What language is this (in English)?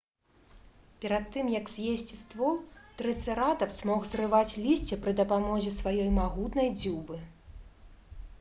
Belarusian